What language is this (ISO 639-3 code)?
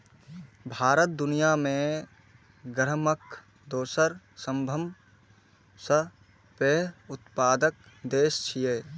mai